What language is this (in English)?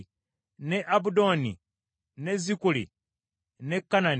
Ganda